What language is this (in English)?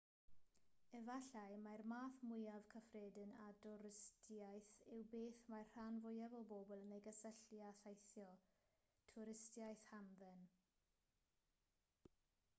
Welsh